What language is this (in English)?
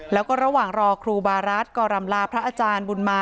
Thai